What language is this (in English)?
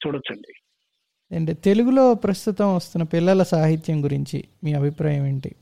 Telugu